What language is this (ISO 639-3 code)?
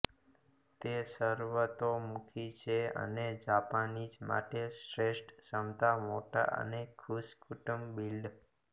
guj